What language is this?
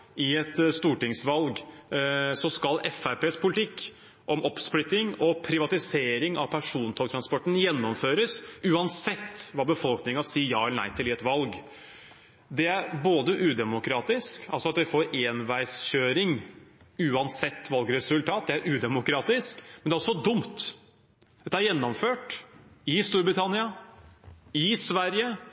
Norwegian Bokmål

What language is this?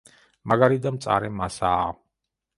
Georgian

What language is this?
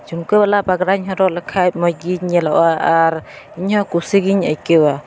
Santali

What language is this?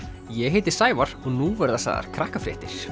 Icelandic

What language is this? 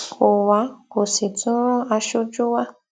Yoruba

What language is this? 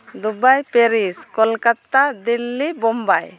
Santali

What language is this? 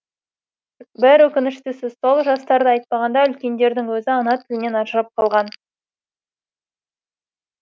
Kazakh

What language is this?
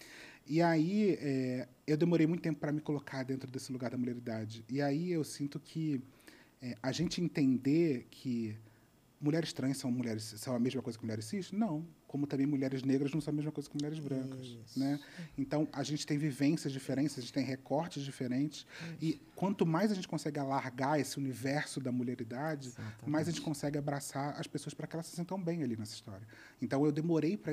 Portuguese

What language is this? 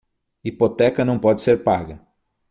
Portuguese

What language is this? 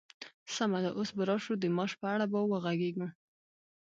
Pashto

